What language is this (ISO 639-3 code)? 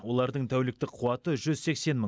kaz